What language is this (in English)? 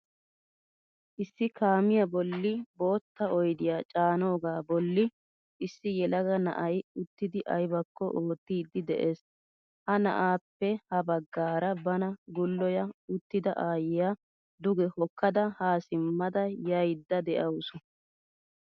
Wolaytta